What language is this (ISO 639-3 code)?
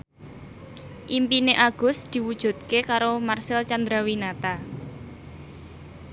jav